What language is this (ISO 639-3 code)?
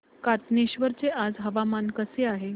mar